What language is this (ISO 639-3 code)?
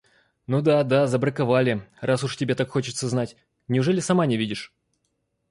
rus